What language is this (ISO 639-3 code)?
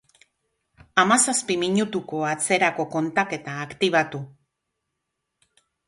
eus